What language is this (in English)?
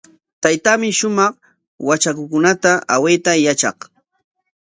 Corongo Ancash Quechua